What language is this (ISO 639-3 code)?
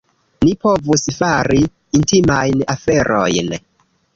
epo